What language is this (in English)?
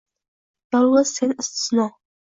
Uzbek